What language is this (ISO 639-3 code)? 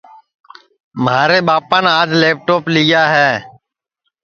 ssi